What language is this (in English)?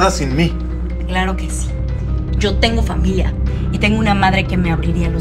Spanish